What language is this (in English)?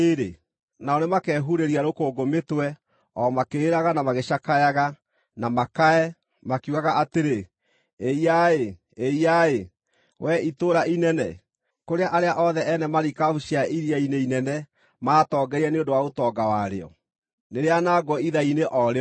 Kikuyu